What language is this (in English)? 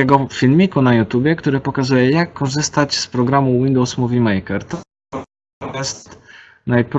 Polish